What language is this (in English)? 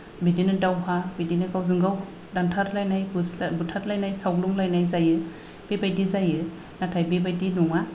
Bodo